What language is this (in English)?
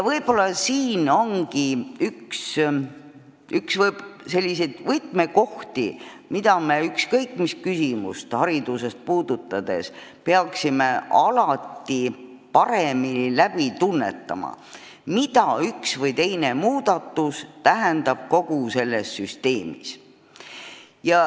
Estonian